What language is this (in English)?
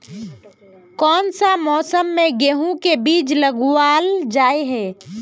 Magahi